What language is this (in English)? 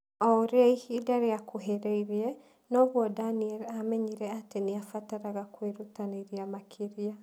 Kikuyu